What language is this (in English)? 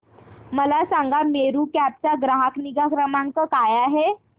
Marathi